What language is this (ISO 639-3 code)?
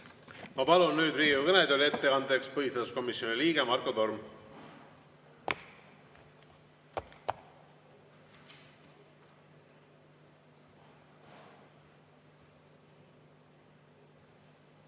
est